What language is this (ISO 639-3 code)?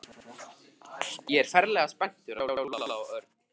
isl